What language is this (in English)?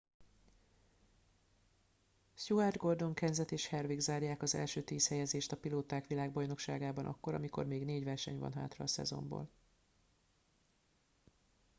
Hungarian